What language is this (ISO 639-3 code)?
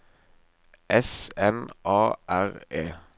nor